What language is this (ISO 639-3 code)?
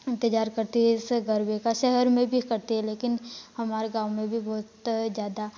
hin